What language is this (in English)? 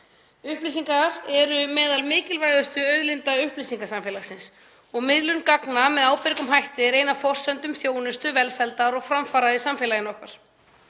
Icelandic